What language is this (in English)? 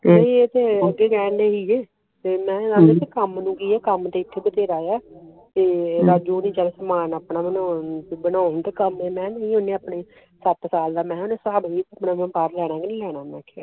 Punjabi